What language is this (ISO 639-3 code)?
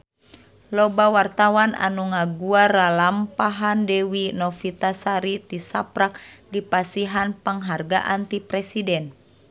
sun